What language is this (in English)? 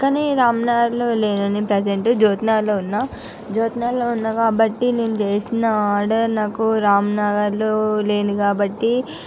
Telugu